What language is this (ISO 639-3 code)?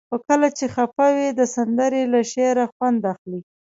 pus